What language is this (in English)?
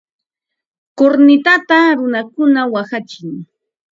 Ambo-Pasco Quechua